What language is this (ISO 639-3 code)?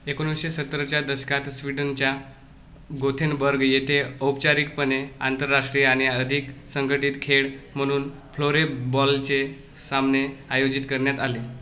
mar